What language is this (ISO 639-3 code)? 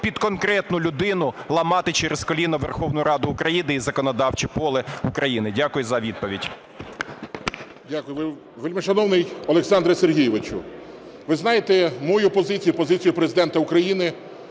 ukr